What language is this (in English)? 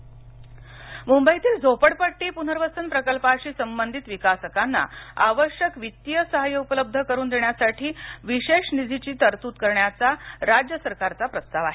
Marathi